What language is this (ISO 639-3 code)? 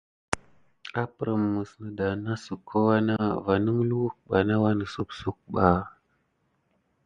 gid